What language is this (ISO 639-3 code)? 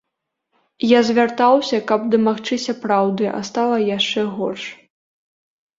bel